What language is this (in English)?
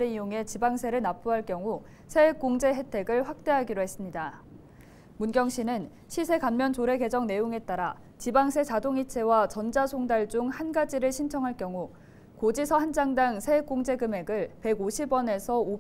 Korean